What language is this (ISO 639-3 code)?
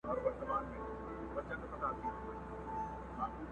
pus